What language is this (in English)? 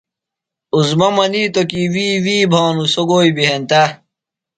Phalura